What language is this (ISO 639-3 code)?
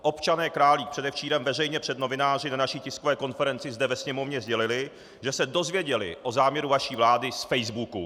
ces